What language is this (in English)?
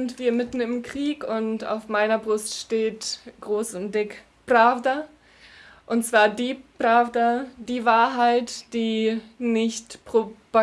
German